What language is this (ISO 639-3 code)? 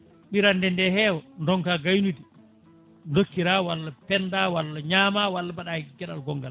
ful